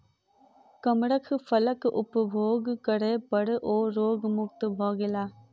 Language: Maithili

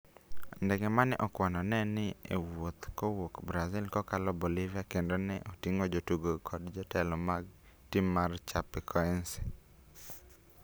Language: Luo (Kenya and Tanzania)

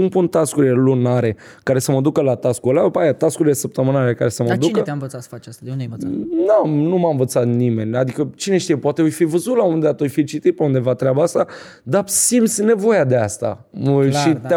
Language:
Romanian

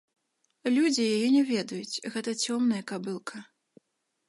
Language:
Belarusian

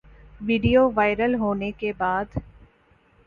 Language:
Urdu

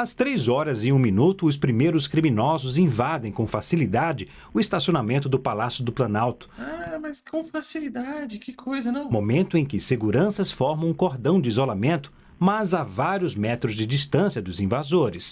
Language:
Portuguese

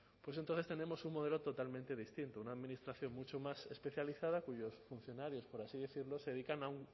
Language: Spanish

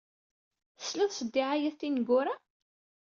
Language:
Kabyle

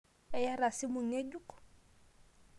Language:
Masai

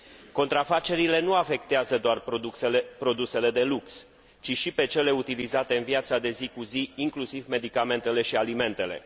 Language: Romanian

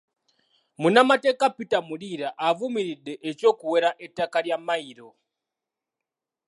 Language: Ganda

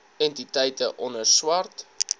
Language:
Afrikaans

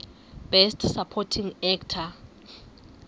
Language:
Xhosa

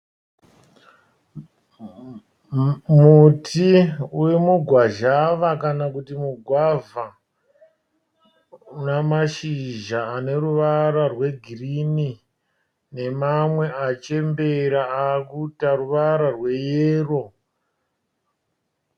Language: Shona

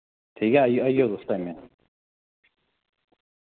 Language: Dogri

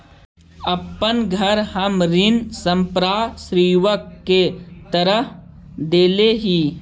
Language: Magahi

